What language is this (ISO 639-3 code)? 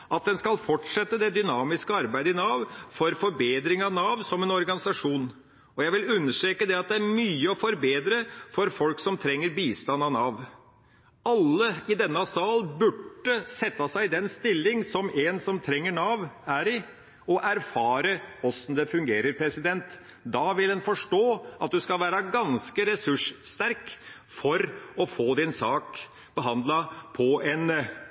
nob